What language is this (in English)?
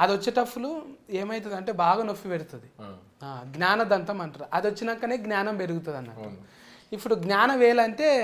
Telugu